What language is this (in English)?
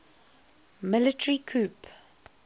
English